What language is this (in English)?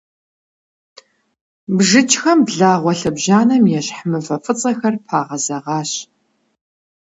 Kabardian